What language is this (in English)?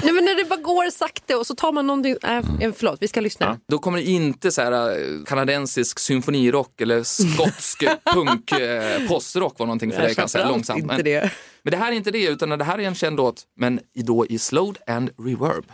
Swedish